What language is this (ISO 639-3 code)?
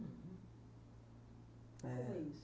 por